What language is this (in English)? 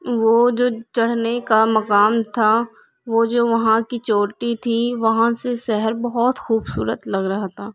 Urdu